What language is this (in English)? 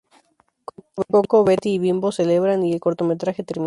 Spanish